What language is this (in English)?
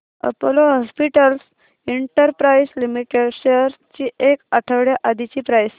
Marathi